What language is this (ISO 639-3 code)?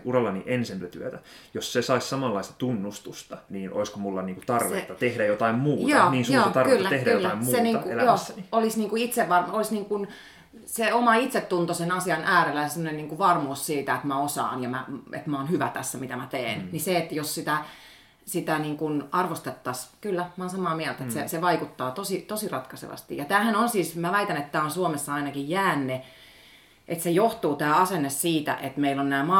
fin